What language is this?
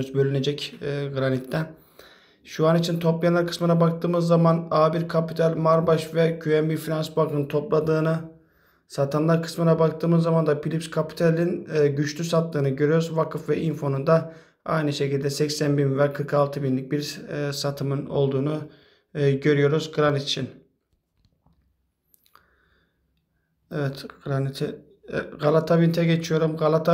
Turkish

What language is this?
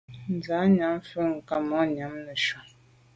Medumba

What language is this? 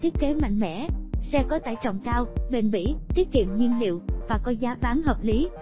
Vietnamese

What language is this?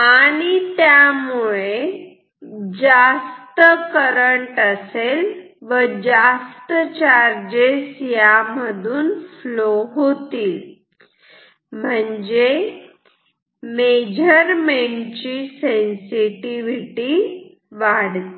Marathi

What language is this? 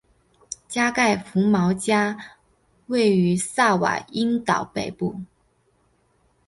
Chinese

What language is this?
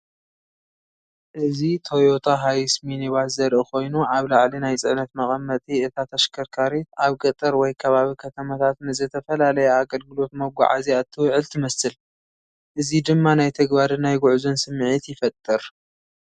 Tigrinya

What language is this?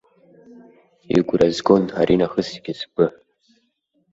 Abkhazian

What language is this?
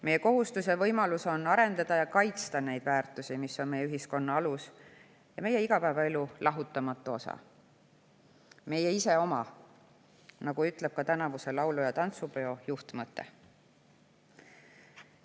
Estonian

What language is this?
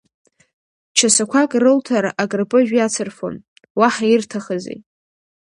Abkhazian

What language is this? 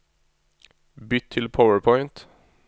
Norwegian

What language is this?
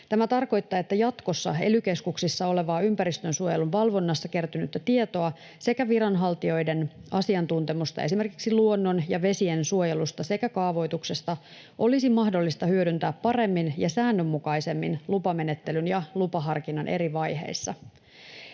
Finnish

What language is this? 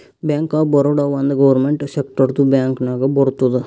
Kannada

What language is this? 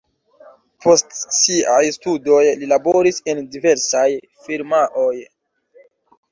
Esperanto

